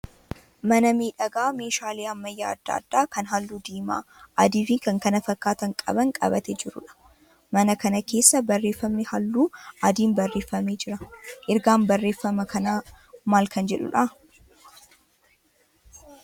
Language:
Oromo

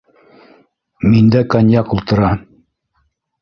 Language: Bashkir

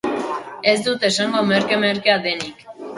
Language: Basque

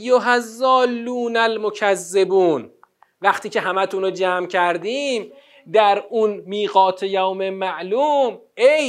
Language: Persian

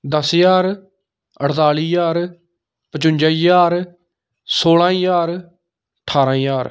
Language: Dogri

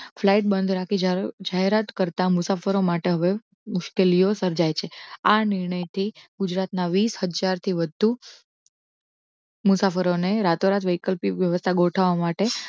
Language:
Gujarati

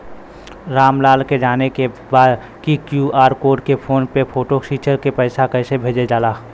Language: Bhojpuri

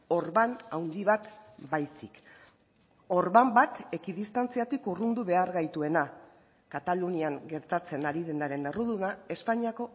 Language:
Basque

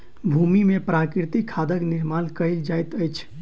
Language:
Maithili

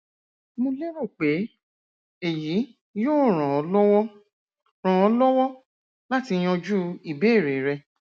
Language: Yoruba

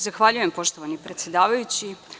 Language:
Serbian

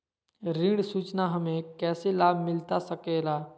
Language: Magahi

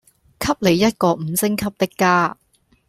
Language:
Cantonese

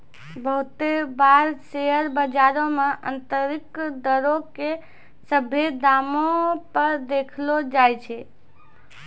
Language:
Maithili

